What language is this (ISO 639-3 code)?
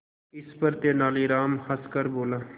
hin